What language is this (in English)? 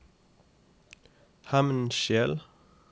Norwegian